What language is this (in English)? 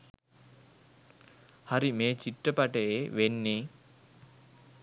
Sinhala